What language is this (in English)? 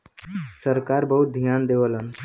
Bhojpuri